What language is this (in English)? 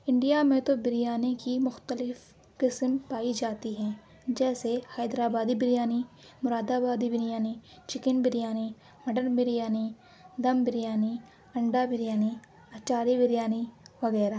Urdu